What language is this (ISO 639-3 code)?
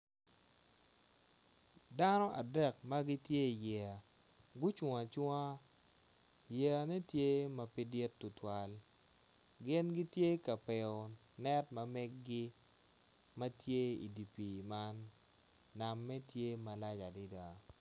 ach